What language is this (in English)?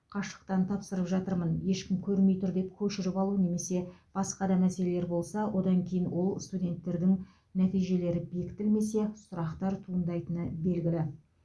Kazakh